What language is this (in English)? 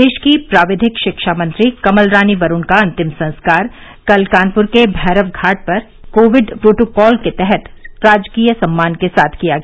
Hindi